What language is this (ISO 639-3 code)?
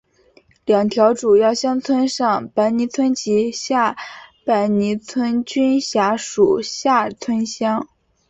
zho